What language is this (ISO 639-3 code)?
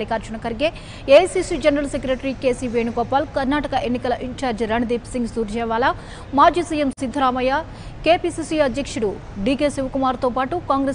hin